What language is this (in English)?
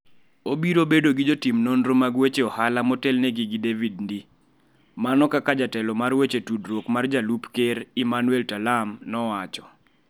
Luo (Kenya and Tanzania)